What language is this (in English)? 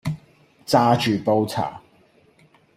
Cantonese